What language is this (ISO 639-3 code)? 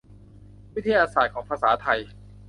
tha